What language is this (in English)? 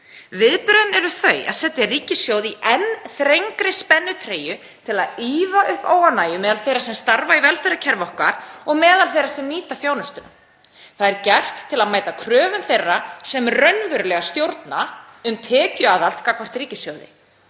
Icelandic